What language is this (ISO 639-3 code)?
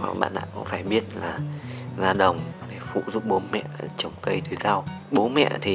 vie